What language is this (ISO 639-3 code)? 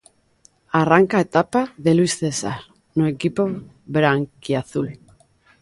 glg